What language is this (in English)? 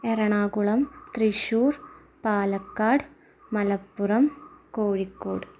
Malayalam